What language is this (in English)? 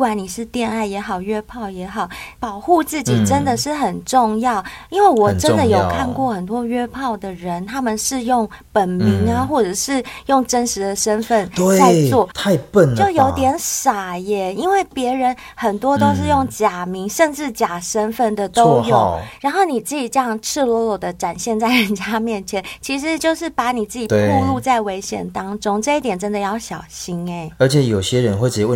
Chinese